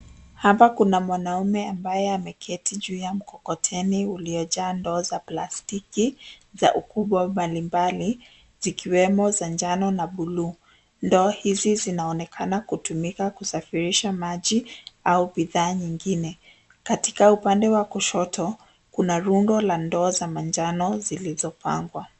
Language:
Swahili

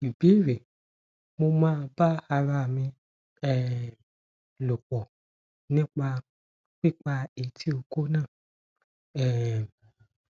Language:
Yoruba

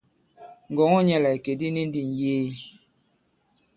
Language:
Bankon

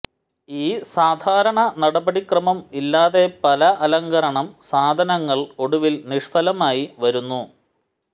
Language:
Malayalam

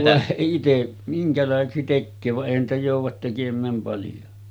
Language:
Finnish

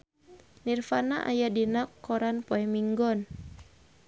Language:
Sundanese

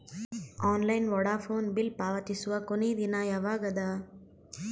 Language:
Kannada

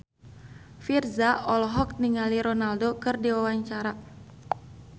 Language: Sundanese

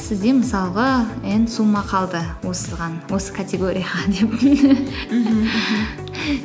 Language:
Kazakh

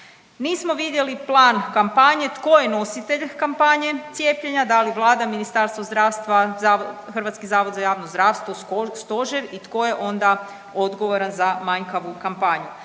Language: Croatian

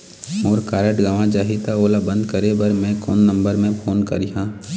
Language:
Chhattisgarhi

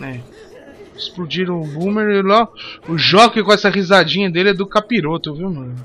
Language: Portuguese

